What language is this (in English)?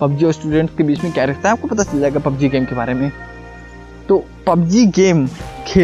Hindi